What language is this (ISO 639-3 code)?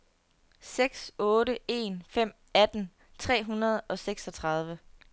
dan